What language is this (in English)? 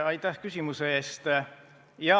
Estonian